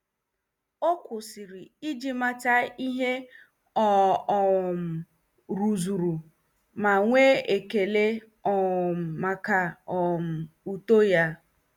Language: Igbo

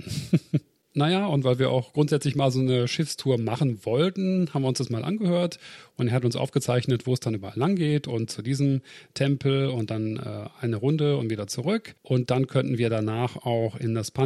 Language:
German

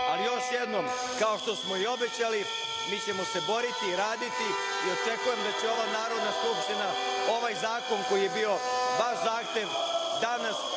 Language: Serbian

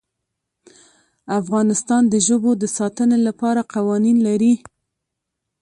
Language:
Pashto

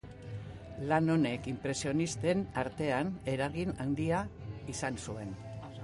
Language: Basque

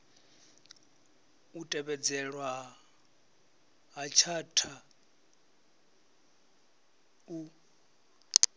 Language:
Venda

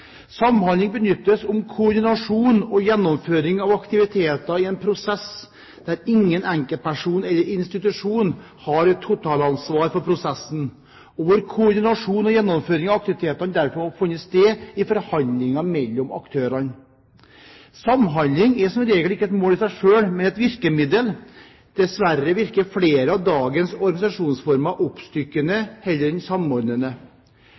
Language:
Norwegian Bokmål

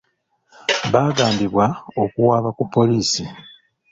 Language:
Ganda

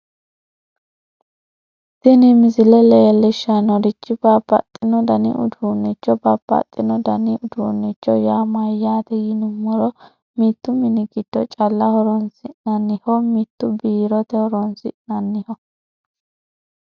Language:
Sidamo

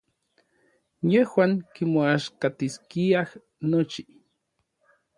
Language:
Orizaba Nahuatl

